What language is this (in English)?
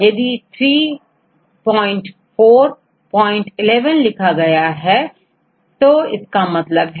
Hindi